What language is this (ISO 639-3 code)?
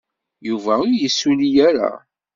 kab